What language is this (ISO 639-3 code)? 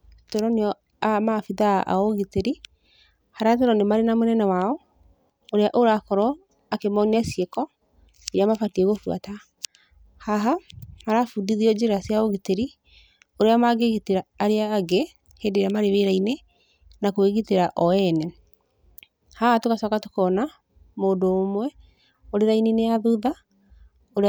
kik